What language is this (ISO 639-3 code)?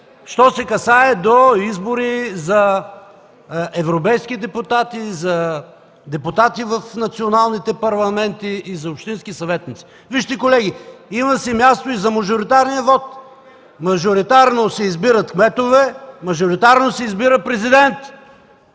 bul